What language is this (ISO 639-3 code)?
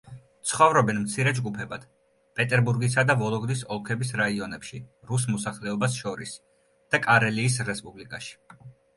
kat